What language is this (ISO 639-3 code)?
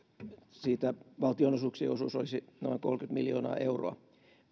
fin